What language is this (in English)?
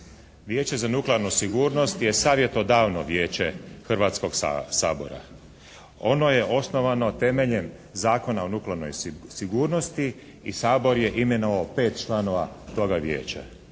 Croatian